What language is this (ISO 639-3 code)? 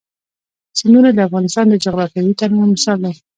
pus